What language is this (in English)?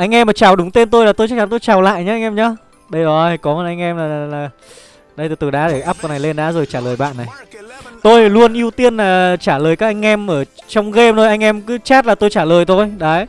Vietnamese